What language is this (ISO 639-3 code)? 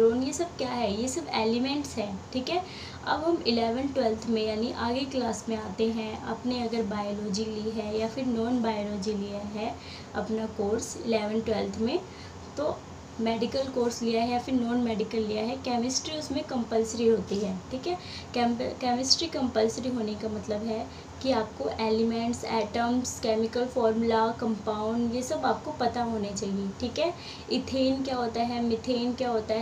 hin